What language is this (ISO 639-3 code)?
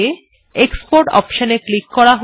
ben